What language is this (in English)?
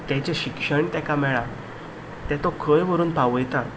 Konkani